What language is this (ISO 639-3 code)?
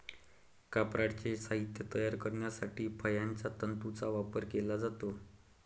mar